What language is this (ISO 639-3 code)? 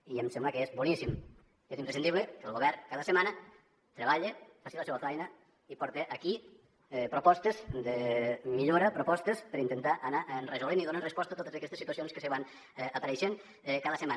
cat